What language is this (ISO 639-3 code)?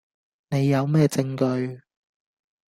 yue